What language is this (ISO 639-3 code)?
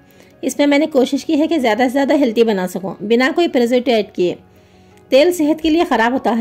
hin